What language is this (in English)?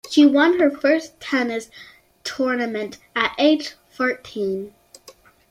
English